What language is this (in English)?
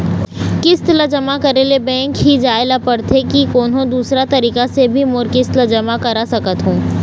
Chhattisgarhi